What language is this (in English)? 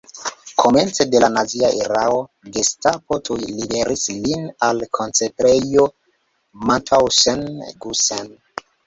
Esperanto